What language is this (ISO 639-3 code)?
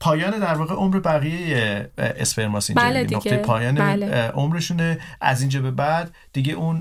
fas